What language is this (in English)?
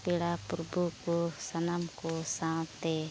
Santali